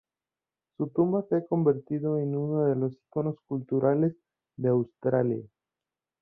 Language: Spanish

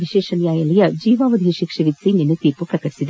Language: Kannada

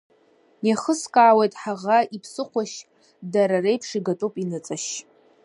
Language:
Abkhazian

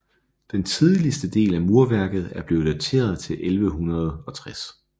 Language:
Danish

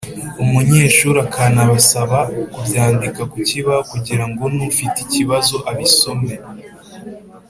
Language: Kinyarwanda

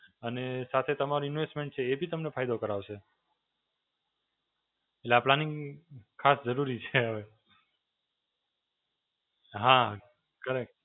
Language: Gujarati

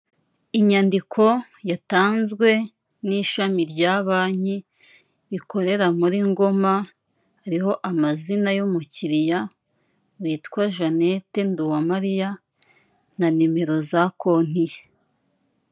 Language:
Kinyarwanda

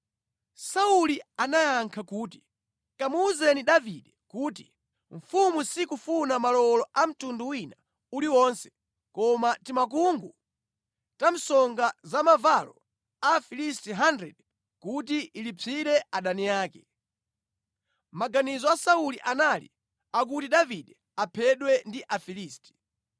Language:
Nyanja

